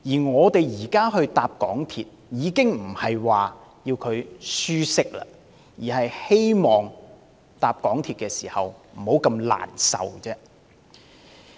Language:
Cantonese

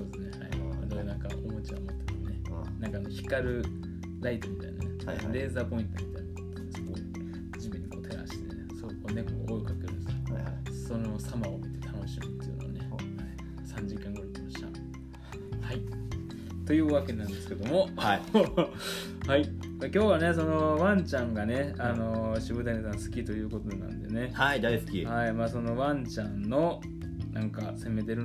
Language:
Japanese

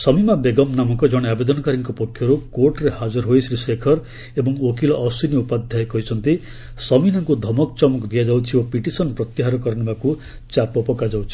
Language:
Odia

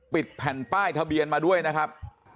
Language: Thai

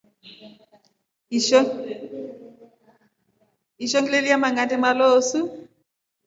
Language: Rombo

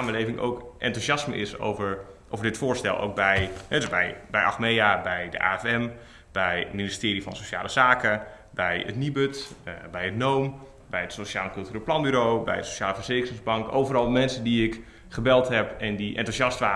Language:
Dutch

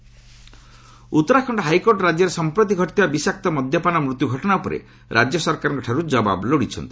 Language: Odia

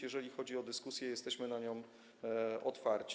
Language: Polish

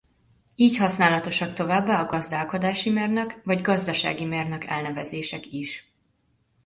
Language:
Hungarian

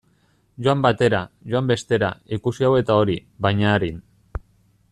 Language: Basque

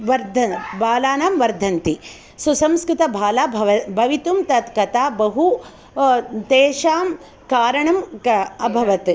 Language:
Sanskrit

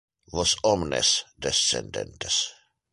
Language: Interlingua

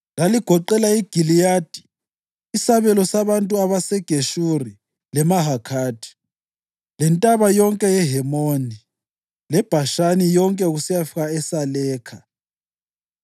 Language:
North Ndebele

